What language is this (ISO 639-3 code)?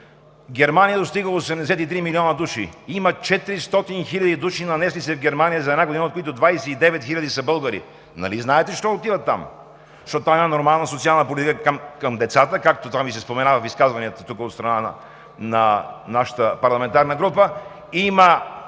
bul